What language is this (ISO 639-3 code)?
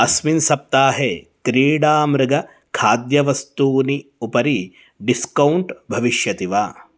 san